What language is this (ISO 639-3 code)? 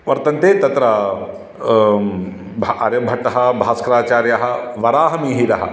san